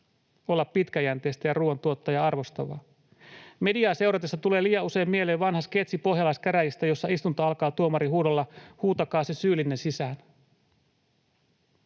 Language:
Finnish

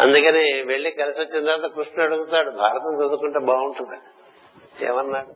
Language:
Telugu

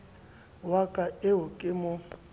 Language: Southern Sotho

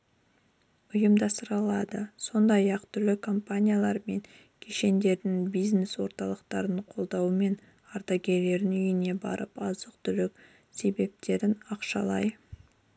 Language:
Kazakh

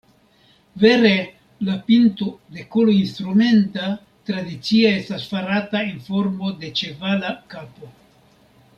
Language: Esperanto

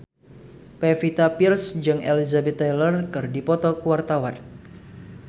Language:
Sundanese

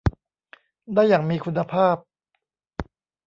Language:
Thai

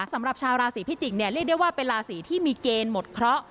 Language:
Thai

